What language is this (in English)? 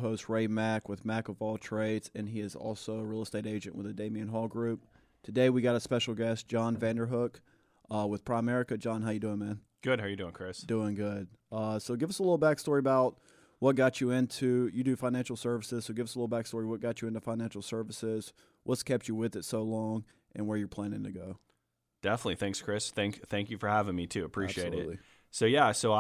English